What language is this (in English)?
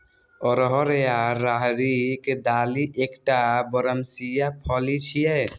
Maithili